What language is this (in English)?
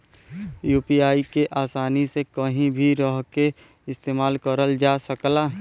Bhojpuri